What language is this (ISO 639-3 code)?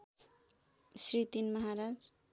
nep